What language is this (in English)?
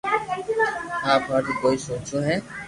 Loarki